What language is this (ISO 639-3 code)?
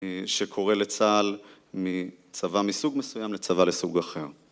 heb